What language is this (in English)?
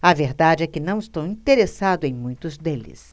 Portuguese